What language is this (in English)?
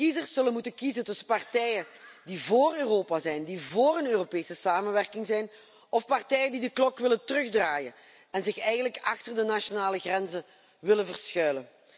Dutch